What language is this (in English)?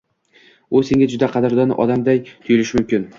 Uzbek